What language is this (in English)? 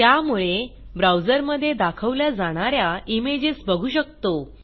Marathi